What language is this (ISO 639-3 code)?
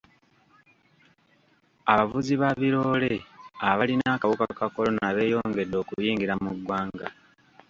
lug